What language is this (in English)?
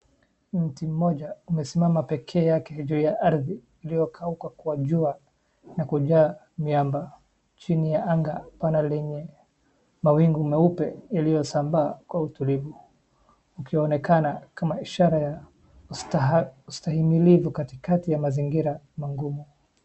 Swahili